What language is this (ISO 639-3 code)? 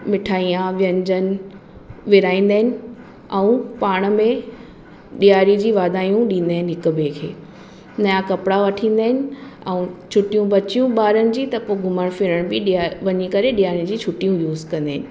snd